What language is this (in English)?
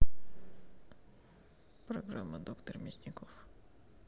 Russian